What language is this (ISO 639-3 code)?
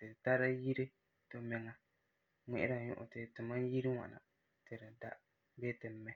gur